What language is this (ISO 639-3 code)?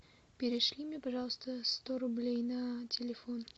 rus